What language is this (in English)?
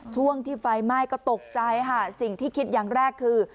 Thai